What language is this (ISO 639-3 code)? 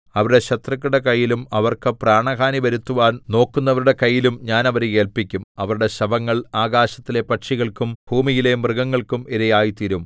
mal